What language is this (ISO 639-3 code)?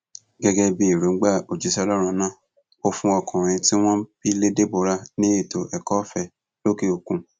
yor